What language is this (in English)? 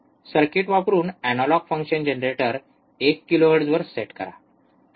Marathi